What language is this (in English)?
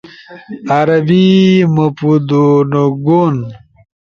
Ushojo